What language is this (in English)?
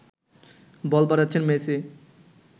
Bangla